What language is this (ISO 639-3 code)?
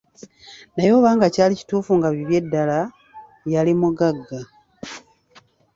lug